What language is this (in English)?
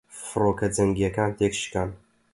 Central Kurdish